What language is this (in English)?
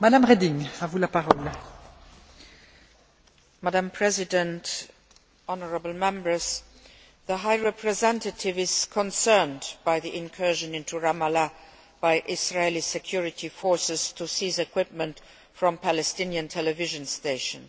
English